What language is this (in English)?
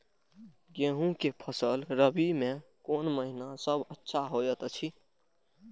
Maithili